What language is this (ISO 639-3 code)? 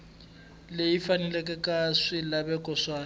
tso